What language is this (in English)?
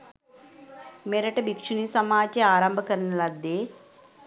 Sinhala